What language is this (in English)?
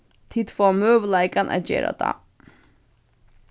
Faroese